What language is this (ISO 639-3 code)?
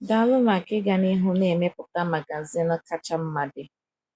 ibo